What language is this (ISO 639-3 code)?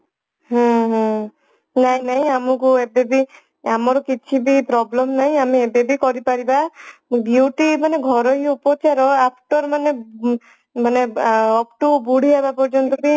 ori